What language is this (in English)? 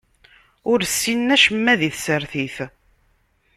Kabyle